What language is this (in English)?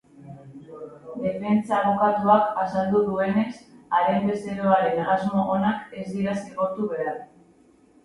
Basque